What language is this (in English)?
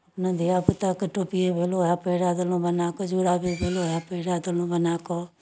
Maithili